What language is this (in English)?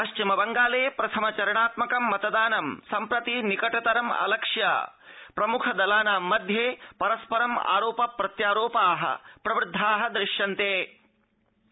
Sanskrit